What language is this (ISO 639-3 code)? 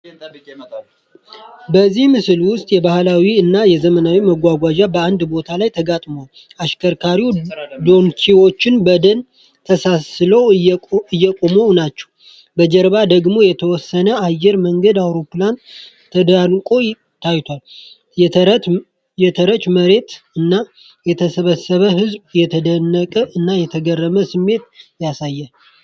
amh